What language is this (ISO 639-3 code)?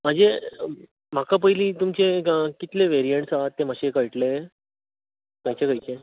kok